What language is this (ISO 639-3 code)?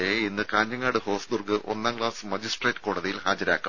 mal